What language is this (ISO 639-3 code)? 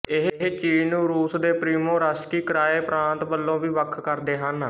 pan